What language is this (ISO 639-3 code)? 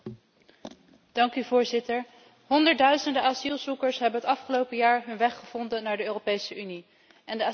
nld